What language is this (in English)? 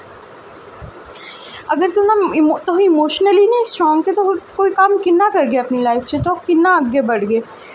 Dogri